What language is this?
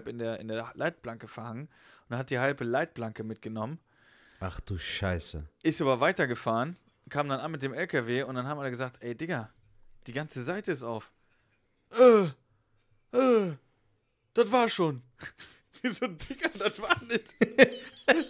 German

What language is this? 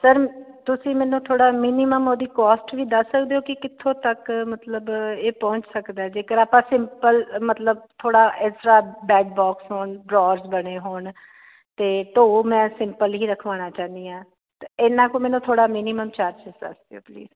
Punjabi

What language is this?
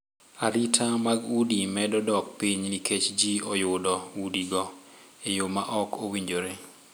Luo (Kenya and Tanzania)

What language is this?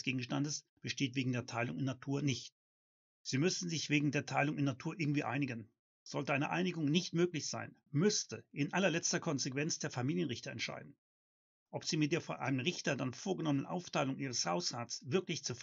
German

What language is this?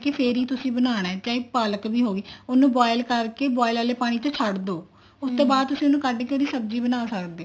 Punjabi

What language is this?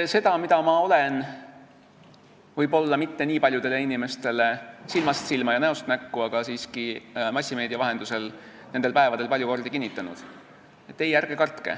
Estonian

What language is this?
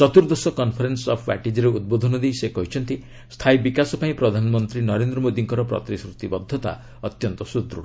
Odia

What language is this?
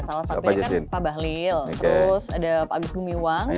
Indonesian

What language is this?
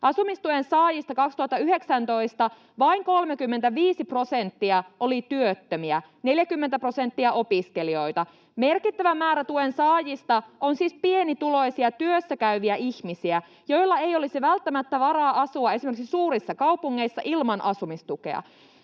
Finnish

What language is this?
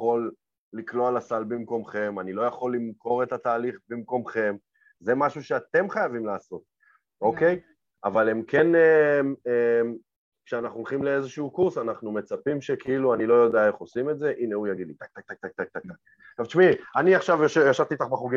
Hebrew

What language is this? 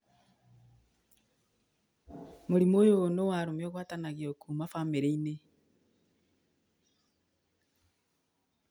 Kikuyu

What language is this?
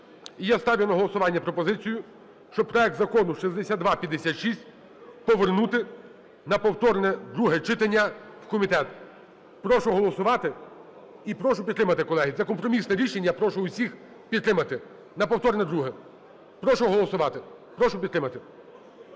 Ukrainian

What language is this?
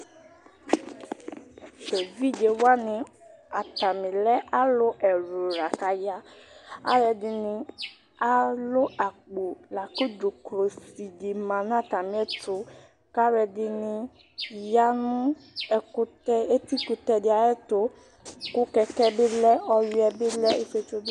Ikposo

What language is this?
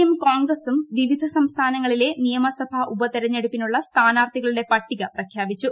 Malayalam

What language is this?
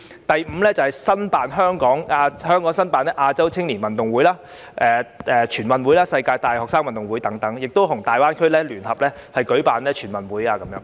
Cantonese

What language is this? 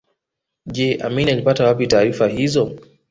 Swahili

